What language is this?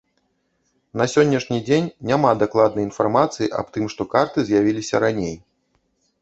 Belarusian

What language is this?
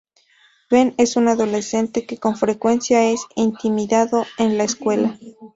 Spanish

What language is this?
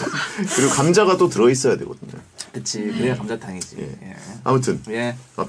Korean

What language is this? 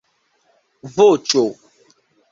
Esperanto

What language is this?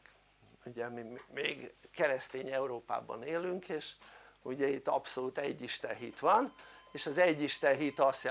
Hungarian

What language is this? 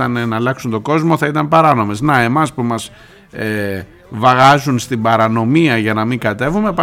Greek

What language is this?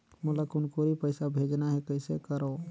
Chhattisgarhi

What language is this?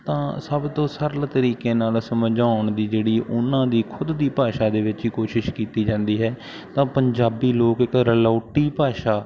Punjabi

